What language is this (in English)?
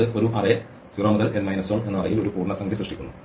Malayalam